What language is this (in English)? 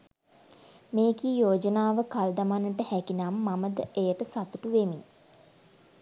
Sinhala